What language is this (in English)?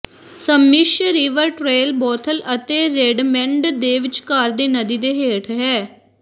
Punjabi